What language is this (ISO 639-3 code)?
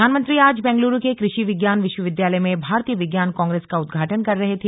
hin